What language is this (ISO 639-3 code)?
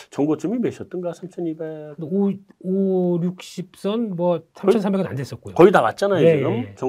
kor